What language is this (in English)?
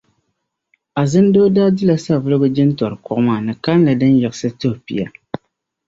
Dagbani